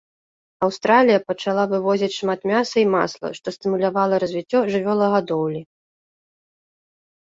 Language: Belarusian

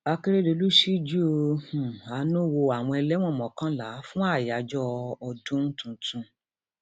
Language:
Yoruba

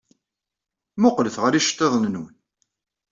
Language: Kabyle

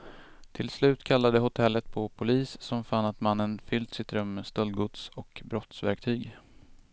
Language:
Swedish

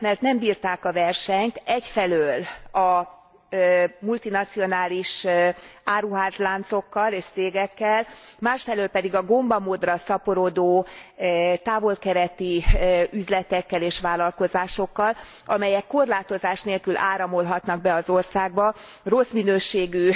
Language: Hungarian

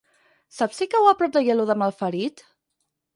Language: Catalan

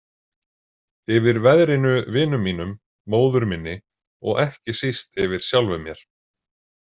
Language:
Icelandic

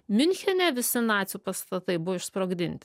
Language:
Lithuanian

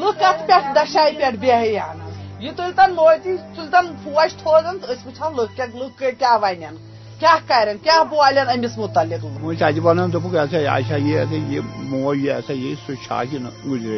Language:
Urdu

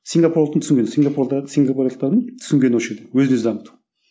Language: Kazakh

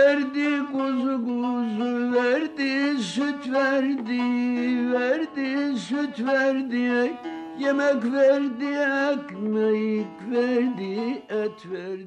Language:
Turkish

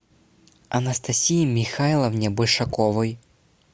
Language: Russian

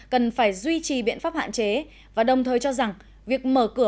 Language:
Vietnamese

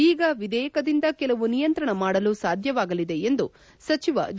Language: Kannada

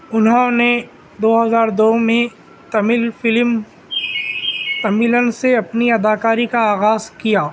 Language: Urdu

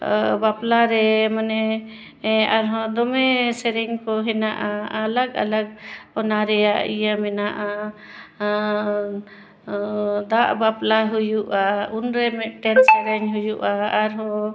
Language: Santali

